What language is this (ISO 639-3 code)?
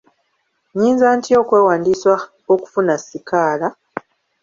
lug